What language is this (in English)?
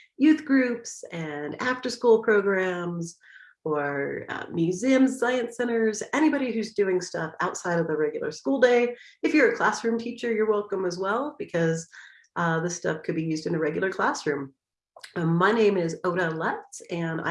English